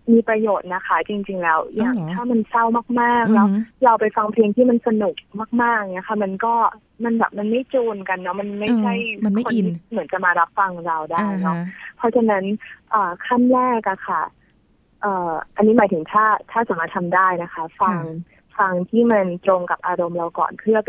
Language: Thai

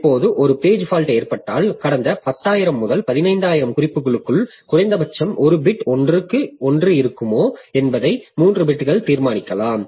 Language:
Tamil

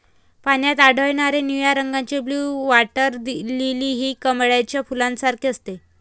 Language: Marathi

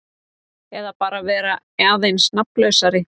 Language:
Icelandic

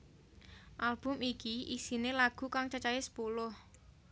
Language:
Javanese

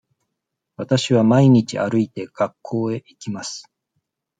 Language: Japanese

